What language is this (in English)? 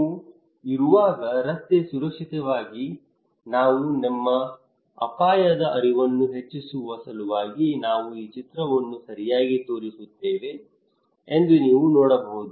Kannada